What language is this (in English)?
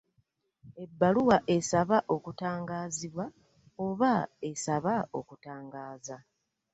Ganda